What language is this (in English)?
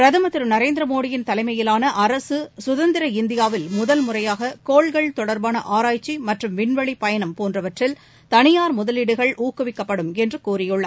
Tamil